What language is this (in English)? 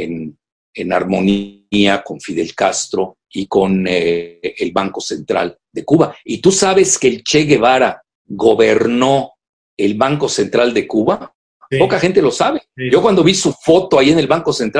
Spanish